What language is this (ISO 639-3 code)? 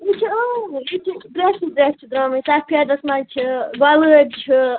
kas